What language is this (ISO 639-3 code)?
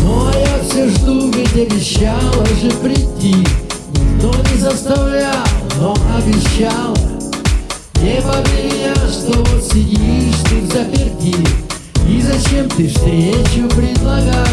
rus